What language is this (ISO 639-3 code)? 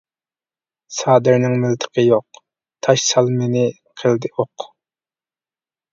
uig